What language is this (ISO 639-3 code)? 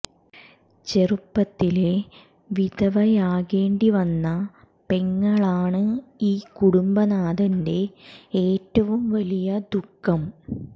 mal